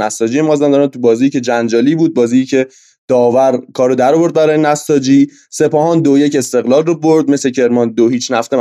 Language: Persian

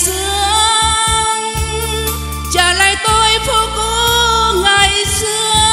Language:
Vietnamese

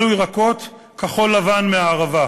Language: Hebrew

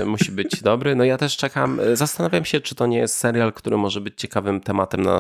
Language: Polish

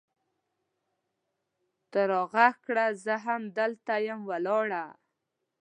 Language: Pashto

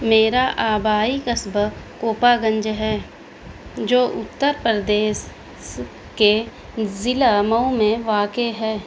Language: Urdu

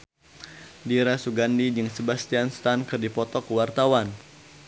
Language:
Sundanese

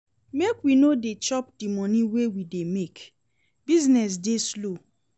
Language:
Nigerian Pidgin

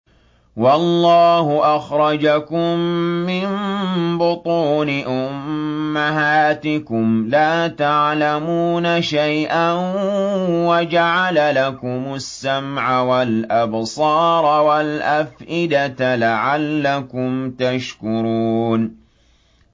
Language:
Arabic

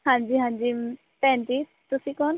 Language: Punjabi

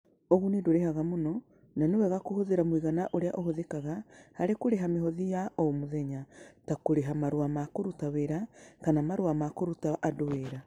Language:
Kikuyu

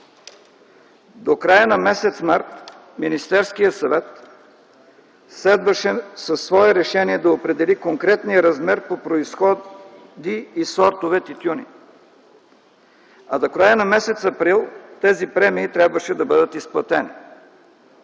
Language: Bulgarian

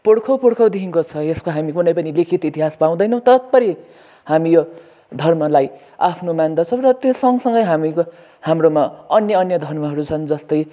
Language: Nepali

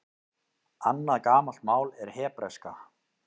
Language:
Icelandic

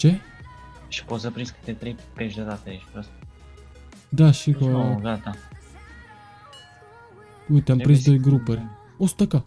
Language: Romanian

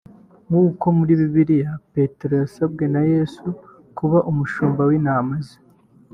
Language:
Kinyarwanda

